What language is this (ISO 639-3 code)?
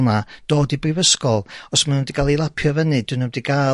cym